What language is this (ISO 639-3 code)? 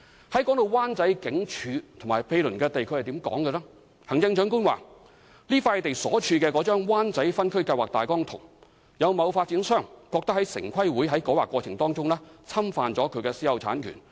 yue